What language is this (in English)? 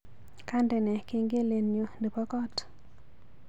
Kalenjin